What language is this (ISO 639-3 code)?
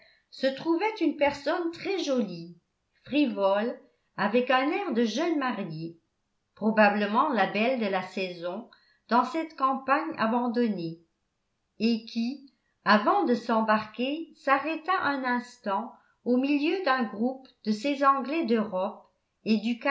fra